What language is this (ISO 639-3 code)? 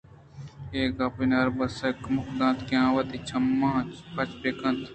bgp